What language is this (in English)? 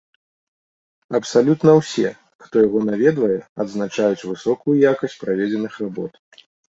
Belarusian